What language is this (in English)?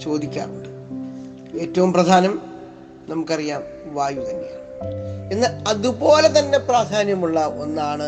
Malayalam